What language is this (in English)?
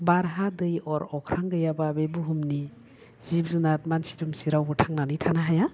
Bodo